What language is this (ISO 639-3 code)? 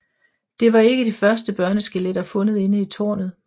dan